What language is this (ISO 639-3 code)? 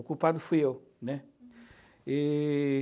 por